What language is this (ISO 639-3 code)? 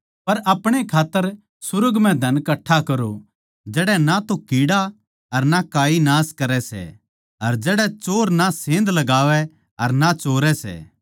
bgc